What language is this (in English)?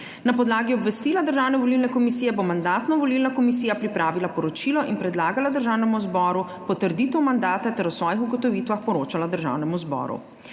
Slovenian